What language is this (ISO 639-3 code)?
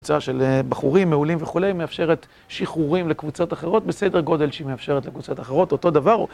heb